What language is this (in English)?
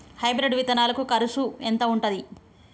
Telugu